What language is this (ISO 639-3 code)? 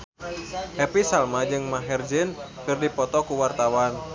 sun